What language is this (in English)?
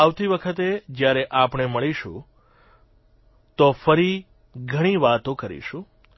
Gujarati